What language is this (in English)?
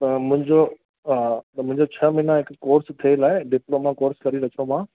Sindhi